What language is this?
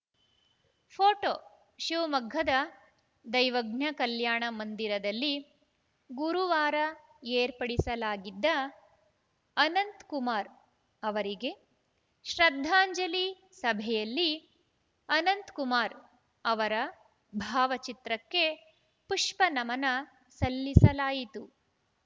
Kannada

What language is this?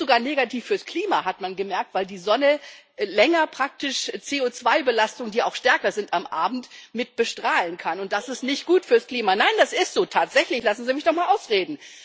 German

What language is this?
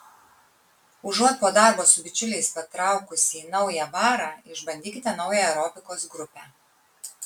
Lithuanian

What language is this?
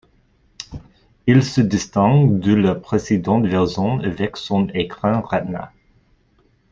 French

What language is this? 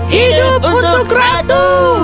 Indonesian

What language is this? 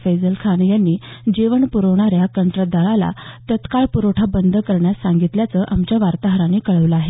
Marathi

